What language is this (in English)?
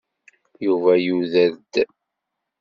Kabyle